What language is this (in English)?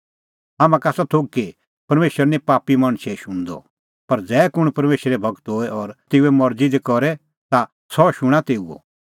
Kullu Pahari